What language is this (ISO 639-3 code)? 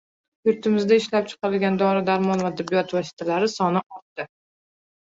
uzb